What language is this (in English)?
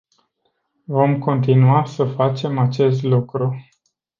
Romanian